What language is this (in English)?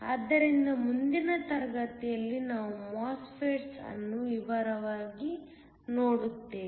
Kannada